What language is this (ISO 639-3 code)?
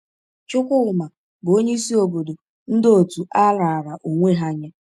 ibo